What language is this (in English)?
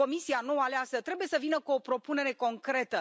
Romanian